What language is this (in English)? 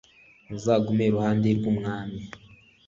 Kinyarwanda